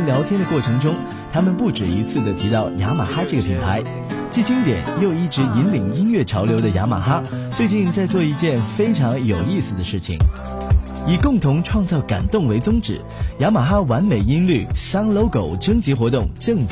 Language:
Chinese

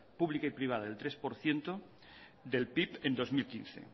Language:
Spanish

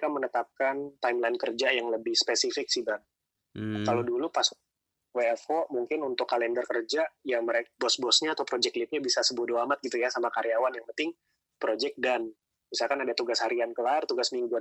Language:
Indonesian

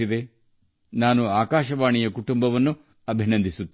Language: Kannada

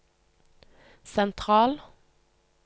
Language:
Norwegian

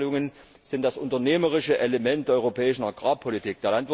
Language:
German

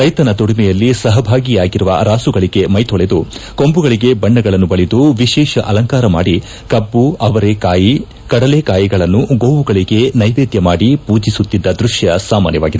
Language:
Kannada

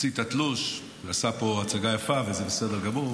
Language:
Hebrew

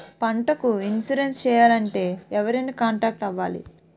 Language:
Telugu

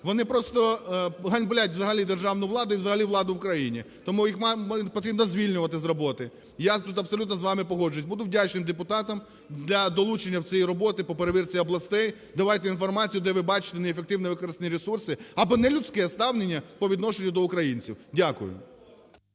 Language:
Ukrainian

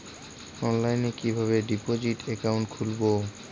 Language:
Bangla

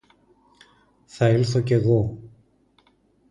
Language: Greek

